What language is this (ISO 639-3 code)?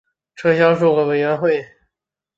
zho